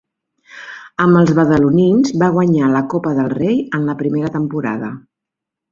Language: Catalan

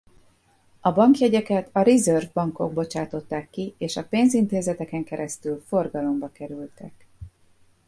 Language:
Hungarian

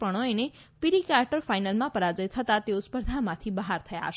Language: Gujarati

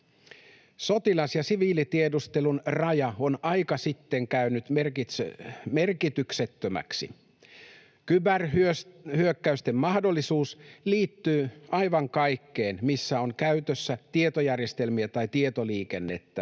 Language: Finnish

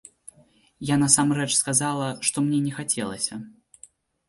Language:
Belarusian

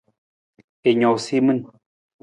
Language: Nawdm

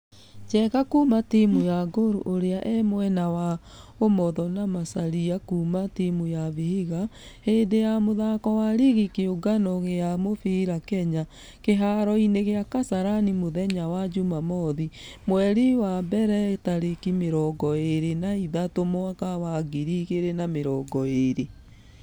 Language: Kikuyu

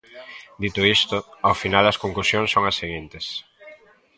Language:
Galician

